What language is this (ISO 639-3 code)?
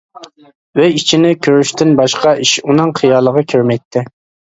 uig